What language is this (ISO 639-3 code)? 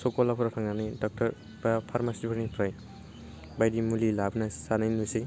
brx